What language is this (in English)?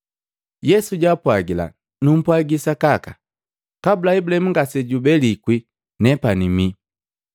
Matengo